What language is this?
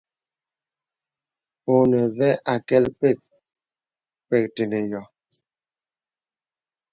Bebele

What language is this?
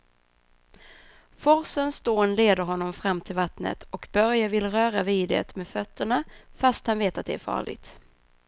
Swedish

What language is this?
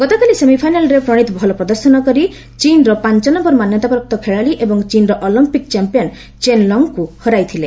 Odia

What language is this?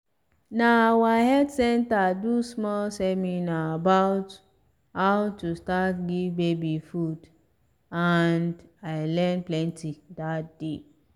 Nigerian Pidgin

